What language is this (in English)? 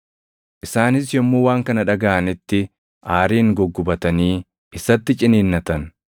Oromo